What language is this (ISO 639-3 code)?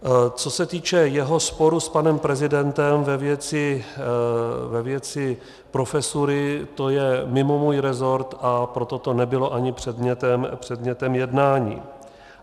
ces